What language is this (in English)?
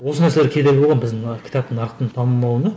Kazakh